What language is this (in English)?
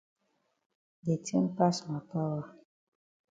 Cameroon Pidgin